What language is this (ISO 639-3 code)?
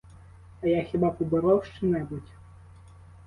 ukr